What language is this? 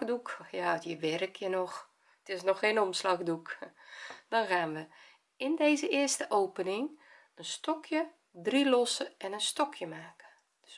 Dutch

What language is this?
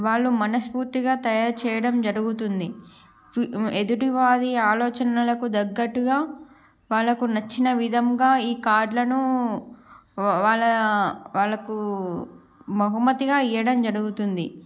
Telugu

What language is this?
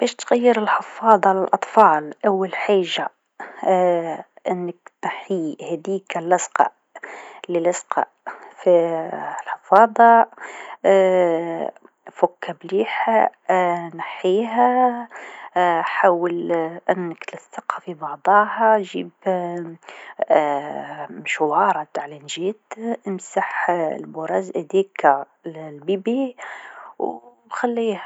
Tunisian Arabic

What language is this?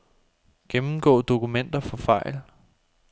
Danish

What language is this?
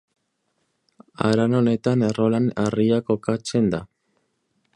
Basque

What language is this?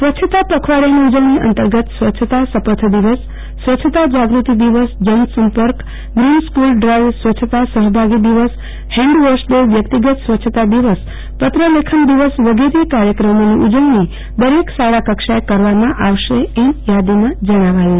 Gujarati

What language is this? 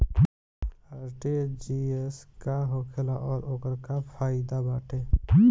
Bhojpuri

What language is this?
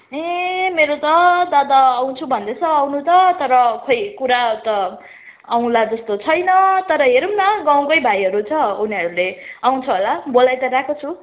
Nepali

